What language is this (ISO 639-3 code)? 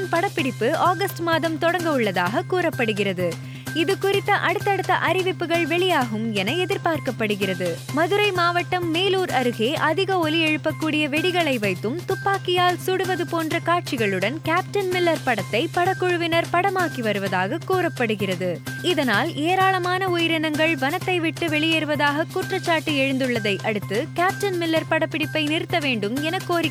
tam